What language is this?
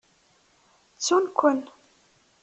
Kabyle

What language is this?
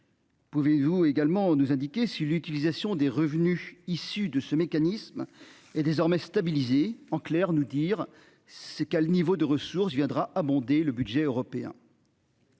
French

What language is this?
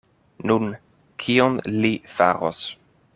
Esperanto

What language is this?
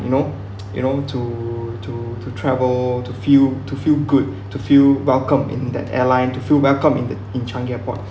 English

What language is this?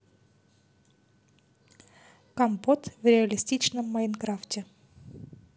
Russian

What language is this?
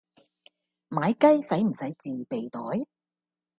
Cantonese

